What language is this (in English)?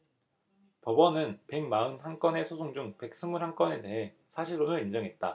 Korean